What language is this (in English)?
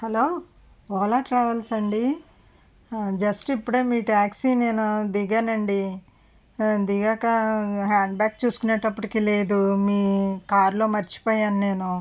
Telugu